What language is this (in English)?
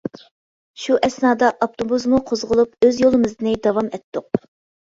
Uyghur